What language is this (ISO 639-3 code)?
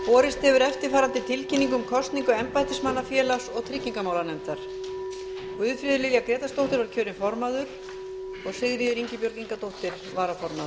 isl